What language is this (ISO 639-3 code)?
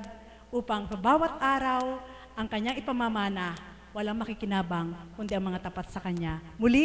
fil